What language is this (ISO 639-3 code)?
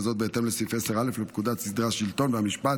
heb